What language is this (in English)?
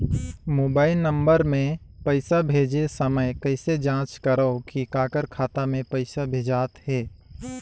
Chhattisgarhi